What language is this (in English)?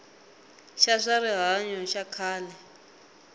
Tsonga